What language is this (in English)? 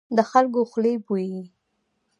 Pashto